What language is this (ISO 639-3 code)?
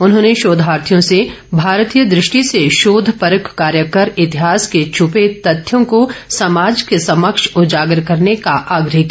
hin